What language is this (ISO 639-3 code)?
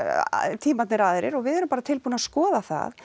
isl